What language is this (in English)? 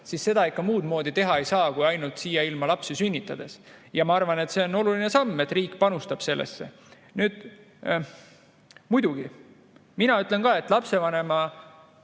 Estonian